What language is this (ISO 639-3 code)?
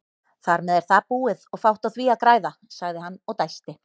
isl